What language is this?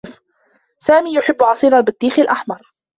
Arabic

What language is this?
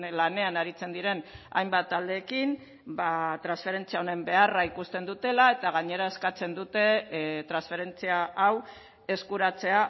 Basque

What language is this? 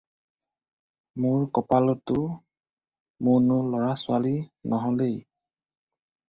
Assamese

